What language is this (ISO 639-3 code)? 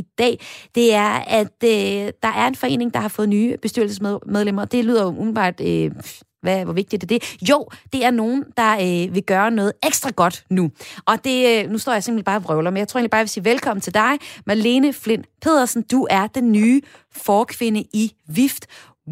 dan